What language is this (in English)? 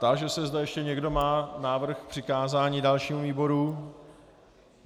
Czech